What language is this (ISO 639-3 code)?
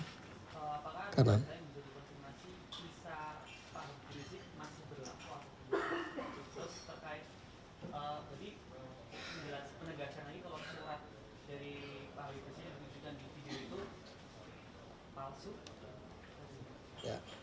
ind